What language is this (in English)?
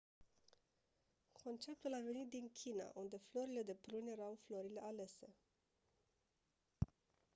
Romanian